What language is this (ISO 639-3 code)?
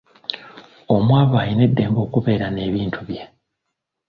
lug